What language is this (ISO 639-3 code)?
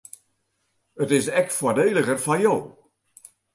fry